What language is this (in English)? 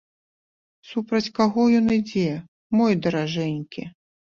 Belarusian